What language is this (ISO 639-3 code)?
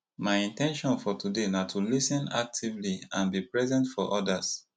pcm